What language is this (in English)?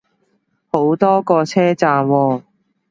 Cantonese